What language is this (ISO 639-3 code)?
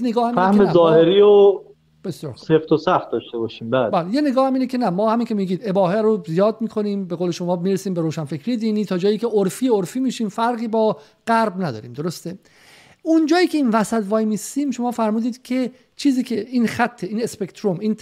fas